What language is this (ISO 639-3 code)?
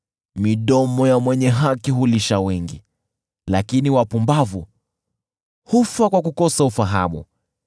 swa